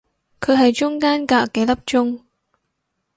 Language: Cantonese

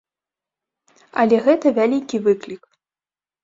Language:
Belarusian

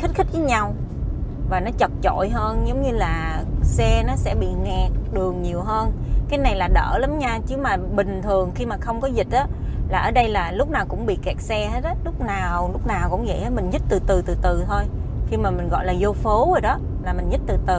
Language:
Vietnamese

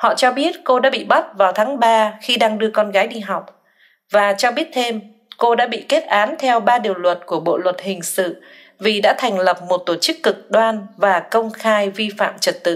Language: Vietnamese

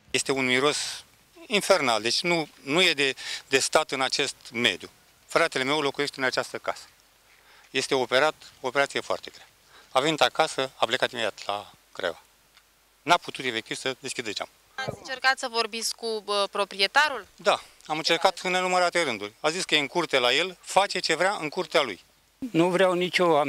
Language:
Romanian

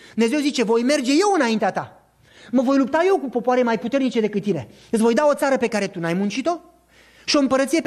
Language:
Romanian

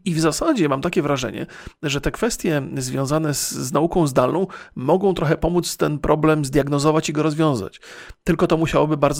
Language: Polish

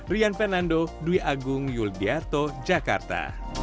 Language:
Indonesian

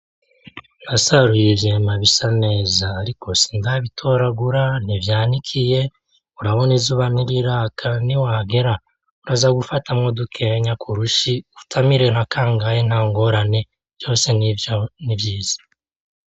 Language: Rundi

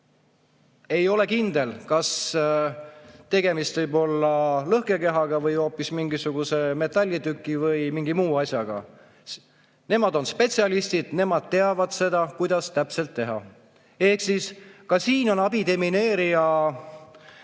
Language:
Estonian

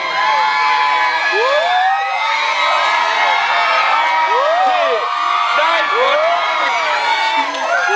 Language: Thai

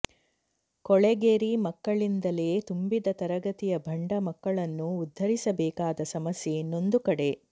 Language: Kannada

